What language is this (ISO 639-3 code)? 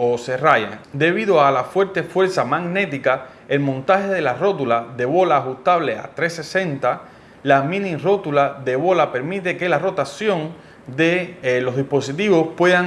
spa